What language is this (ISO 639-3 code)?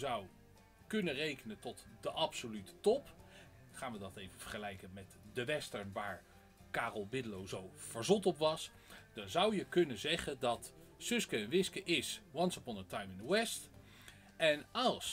nld